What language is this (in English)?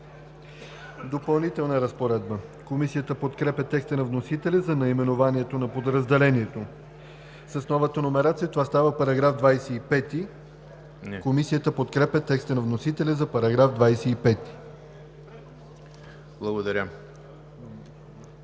Bulgarian